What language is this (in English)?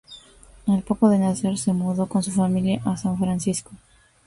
Spanish